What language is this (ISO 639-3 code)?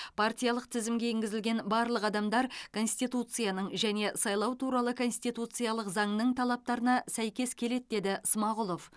kaz